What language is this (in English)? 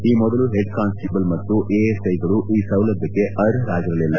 Kannada